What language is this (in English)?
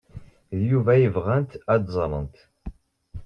Kabyle